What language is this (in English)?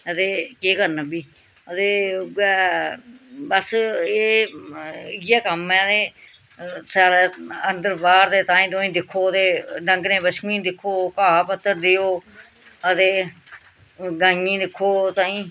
Dogri